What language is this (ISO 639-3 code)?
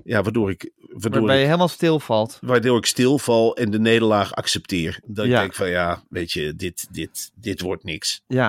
nld